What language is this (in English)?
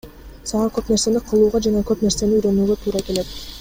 Kyrgyz